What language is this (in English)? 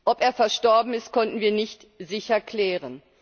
German